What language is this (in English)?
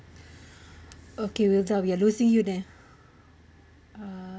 English